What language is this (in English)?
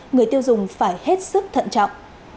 Vietnamese